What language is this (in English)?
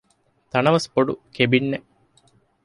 Divehi